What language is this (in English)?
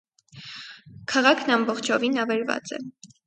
Armenian